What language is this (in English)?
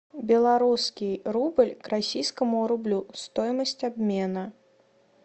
Russian